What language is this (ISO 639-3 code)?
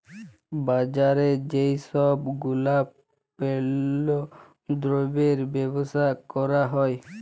ben